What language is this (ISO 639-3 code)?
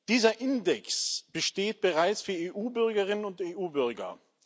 deu